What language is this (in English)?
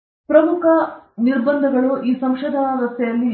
Kannada